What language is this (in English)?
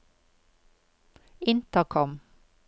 Norwegian